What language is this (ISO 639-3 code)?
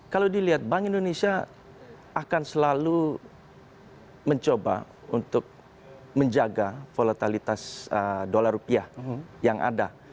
ind